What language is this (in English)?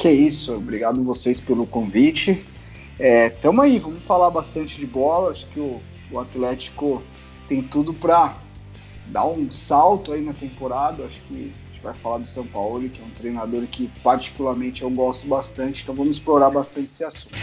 Portuguese